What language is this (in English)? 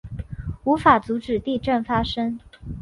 Chinese